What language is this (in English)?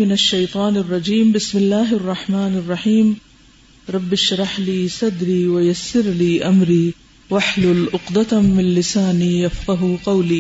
Urdu